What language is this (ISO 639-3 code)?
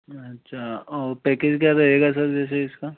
hin